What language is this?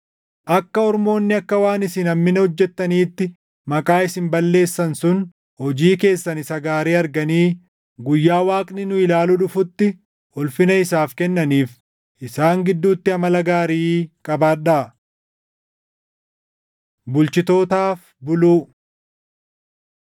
Oromo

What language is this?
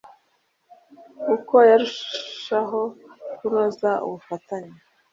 Kinyarwanda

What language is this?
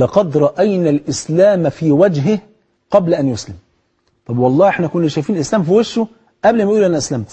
Arabic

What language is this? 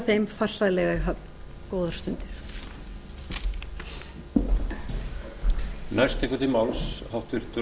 Icelandic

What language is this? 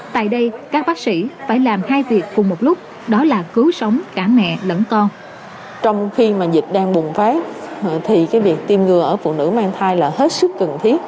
Vietnamese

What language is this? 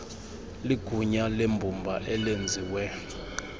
Xhosa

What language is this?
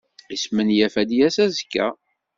Kabyle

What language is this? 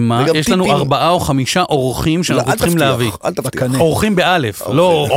Hebrew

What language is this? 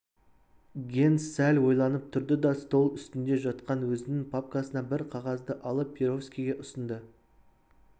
Kazakh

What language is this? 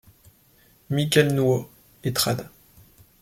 French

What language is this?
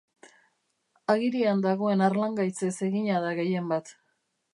Basque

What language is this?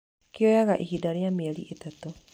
Kikuyu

